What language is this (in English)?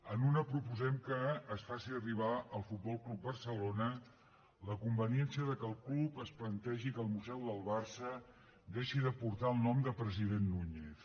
Catalan